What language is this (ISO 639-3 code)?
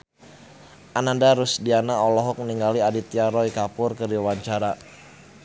sun